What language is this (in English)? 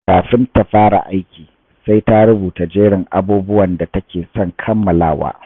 Hausa